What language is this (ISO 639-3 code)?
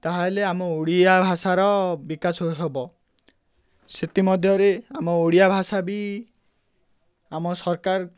ori